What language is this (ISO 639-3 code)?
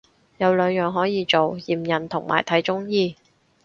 yue